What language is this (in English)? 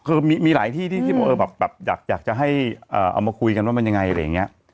Thai